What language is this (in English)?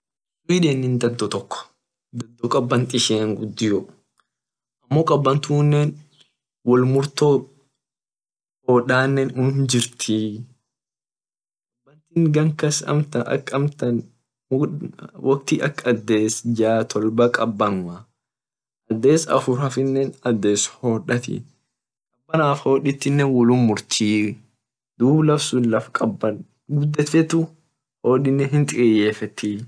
Orma